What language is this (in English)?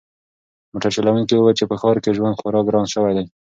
Pashto